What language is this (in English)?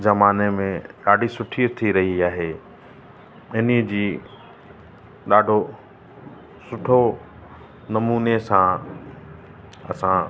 Sindhi